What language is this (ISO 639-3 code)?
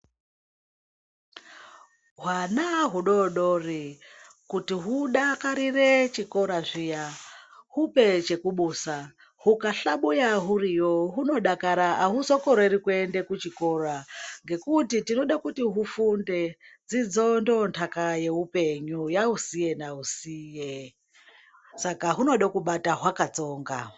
ndc